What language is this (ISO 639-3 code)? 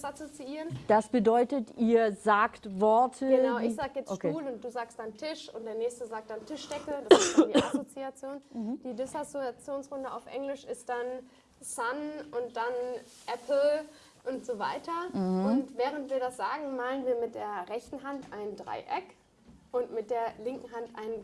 deu